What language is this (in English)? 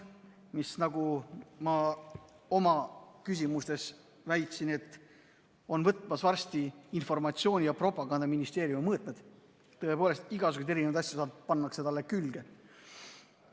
Estonian